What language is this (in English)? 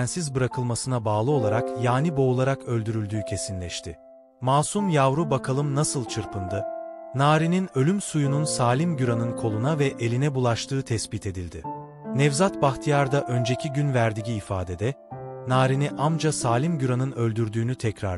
Turkish